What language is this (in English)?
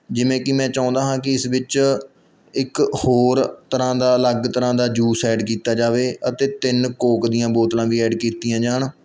Punjabi